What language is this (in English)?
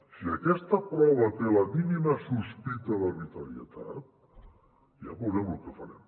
Catalan